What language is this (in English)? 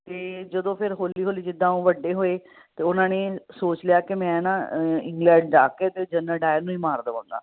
Punjabi